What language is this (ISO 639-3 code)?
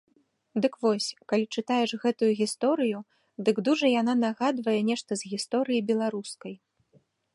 bel